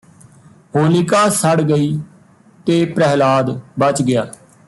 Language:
Punjabi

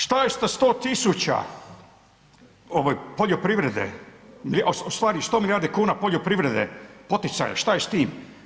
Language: Croatian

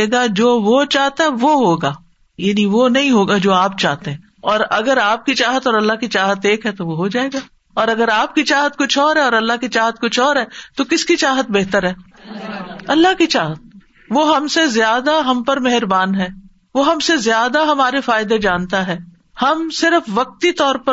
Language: Urdu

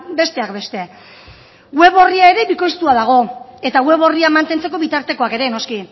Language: Basque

